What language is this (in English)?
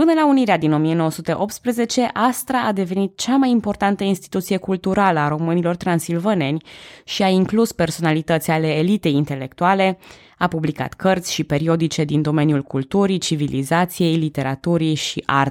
Romanian